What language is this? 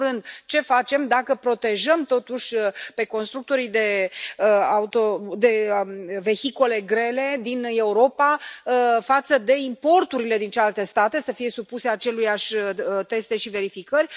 Romanian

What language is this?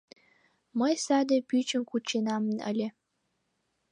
Mari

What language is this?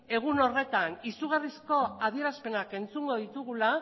Basque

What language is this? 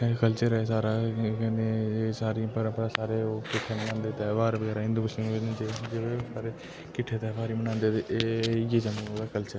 Dogri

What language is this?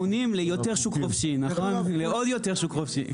Hebrew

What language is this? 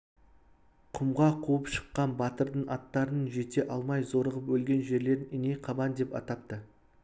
Kazakh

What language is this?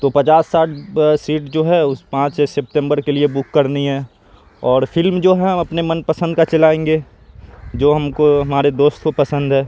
Urdu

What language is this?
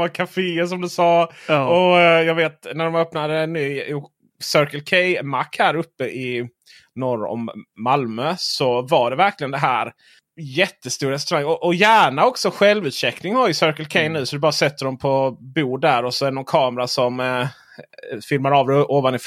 Swedish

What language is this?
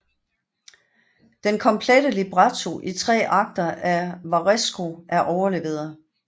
Danish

